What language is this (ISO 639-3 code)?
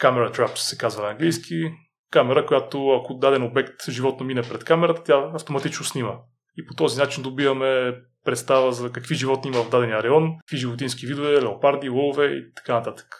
bul